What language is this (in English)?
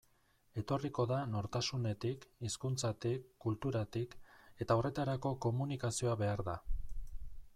Basque